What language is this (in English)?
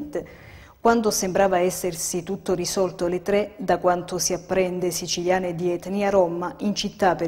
Italian